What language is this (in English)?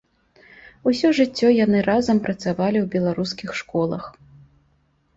Belarusian